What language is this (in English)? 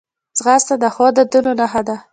Pashto